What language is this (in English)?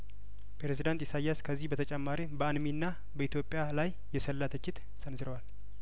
Amharic